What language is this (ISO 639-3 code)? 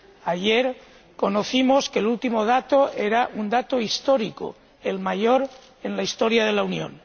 spa